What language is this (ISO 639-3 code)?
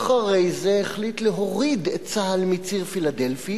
heb